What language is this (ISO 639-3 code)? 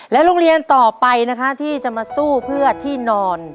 tha